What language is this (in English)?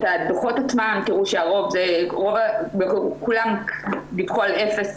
Hebrew